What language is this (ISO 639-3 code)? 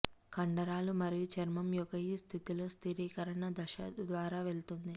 tel